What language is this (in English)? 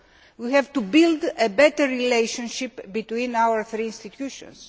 English